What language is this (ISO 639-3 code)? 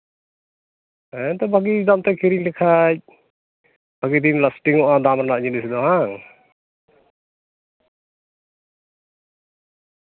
sat